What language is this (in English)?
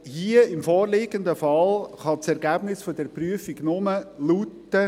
Swiss German